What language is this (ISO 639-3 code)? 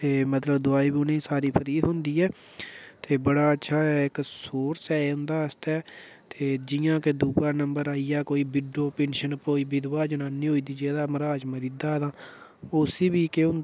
doi